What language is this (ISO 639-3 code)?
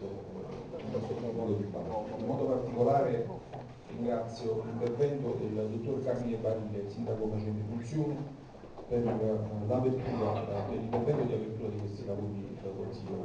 ita